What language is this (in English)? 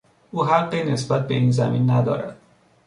Persian